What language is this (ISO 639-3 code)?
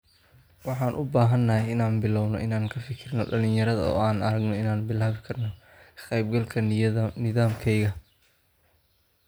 som